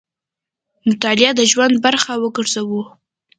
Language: Pashto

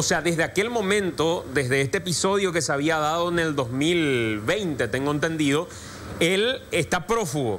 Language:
Spanish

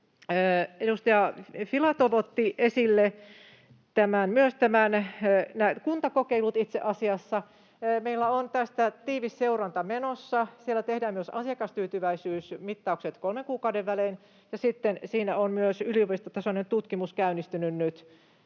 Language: Finnish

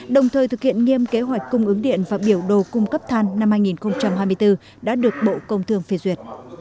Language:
Vietnamese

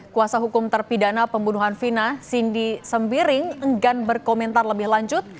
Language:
Indonesian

